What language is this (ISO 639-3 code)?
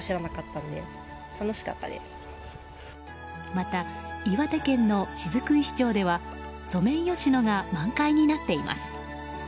jpn